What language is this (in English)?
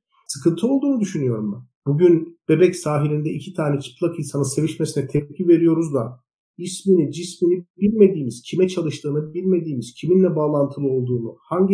Turkish